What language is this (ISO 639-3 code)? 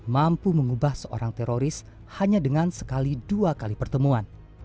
ind